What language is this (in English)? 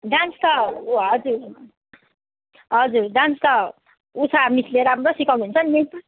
Nepali